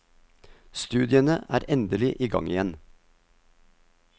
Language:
Norwegian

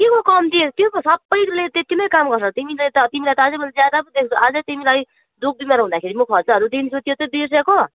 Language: Nepali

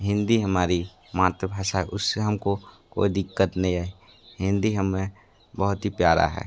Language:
Hindi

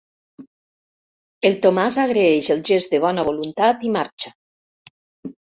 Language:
Catalan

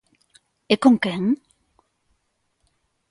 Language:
Galician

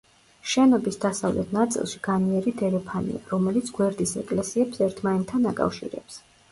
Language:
Georgian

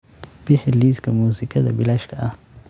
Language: Somali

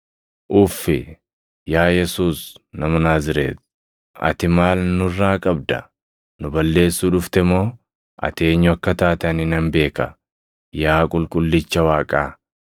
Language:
Oromo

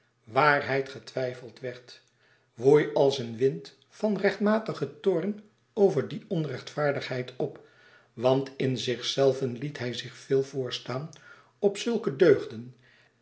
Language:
Dutch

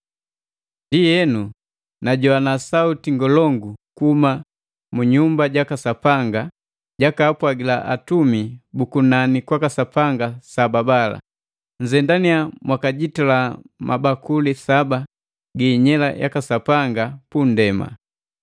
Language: Matengo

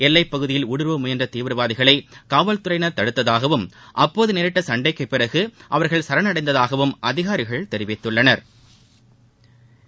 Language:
Tamil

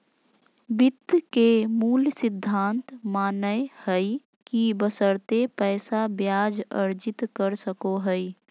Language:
Magahi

